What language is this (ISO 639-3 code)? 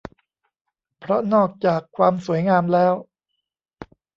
tha